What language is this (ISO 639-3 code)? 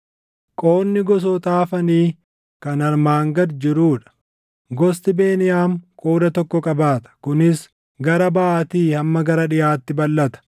orm